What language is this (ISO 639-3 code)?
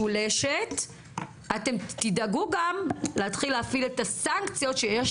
heb